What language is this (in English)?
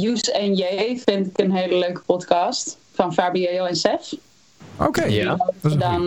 Dutch